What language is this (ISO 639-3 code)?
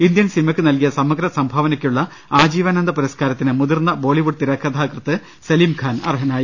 mal